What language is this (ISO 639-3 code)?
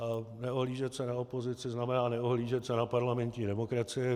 ces